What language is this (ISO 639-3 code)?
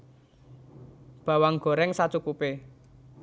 jav